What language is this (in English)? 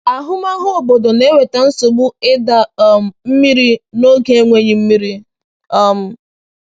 Igbo